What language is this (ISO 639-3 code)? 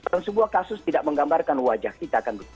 ind